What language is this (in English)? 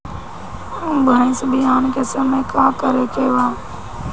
Bhojpuri